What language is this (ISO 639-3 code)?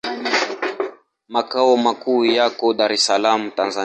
swa